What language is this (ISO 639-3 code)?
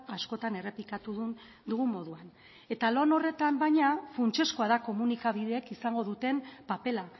eus